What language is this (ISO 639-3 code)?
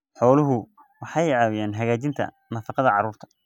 som